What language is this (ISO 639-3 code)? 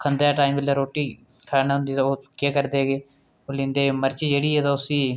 doi